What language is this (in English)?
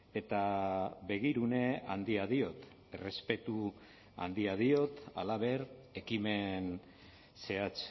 Basque